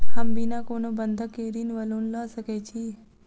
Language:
Maithili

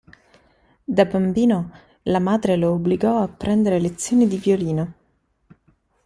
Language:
Italian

